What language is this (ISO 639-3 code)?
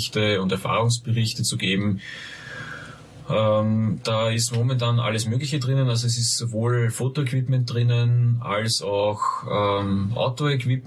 deu